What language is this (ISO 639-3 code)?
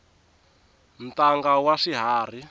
tso